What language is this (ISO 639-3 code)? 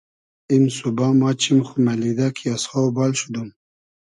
haz